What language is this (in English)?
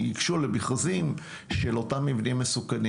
Hebrew